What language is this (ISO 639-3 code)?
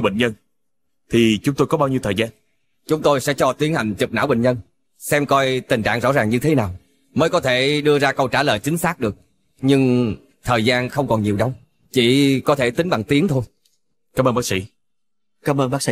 vie